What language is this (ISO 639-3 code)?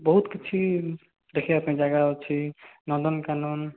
ori